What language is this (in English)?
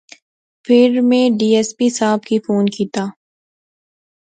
Pahari-Potwari